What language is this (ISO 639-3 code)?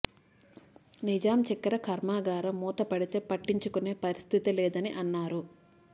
tel